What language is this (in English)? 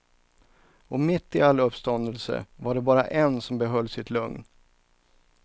Swedish